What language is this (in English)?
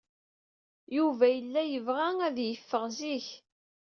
Kabyle